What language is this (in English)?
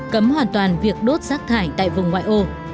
Vietnamese